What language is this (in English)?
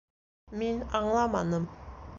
Bashkir